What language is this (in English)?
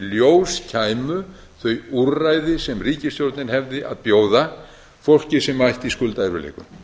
Icelandic